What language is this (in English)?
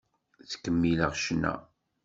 Kabyle